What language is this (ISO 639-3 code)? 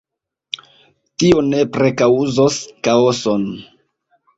epo